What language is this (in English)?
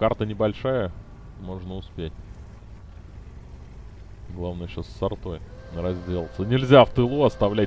Russian